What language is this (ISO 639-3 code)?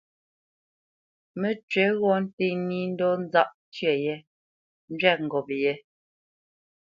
bce